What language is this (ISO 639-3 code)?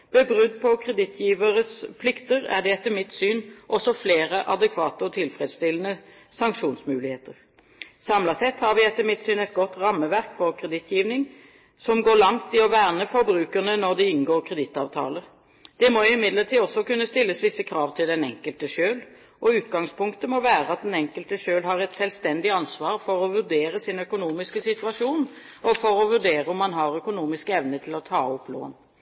nob